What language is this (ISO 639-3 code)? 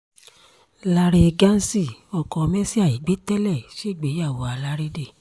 yor